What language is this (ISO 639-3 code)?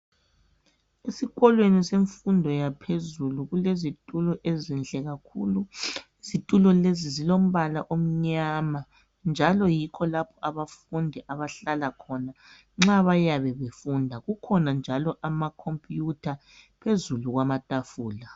nde